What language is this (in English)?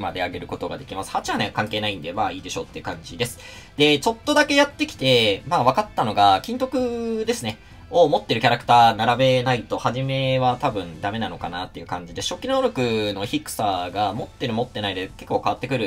Japanese